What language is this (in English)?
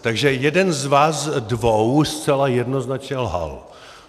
Czech